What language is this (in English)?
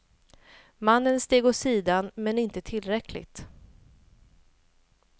Swedish